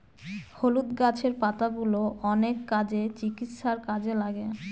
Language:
Bangla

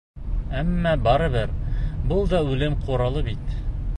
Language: Bashkir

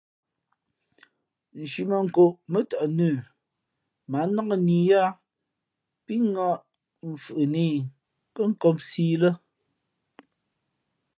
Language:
Fe'fe'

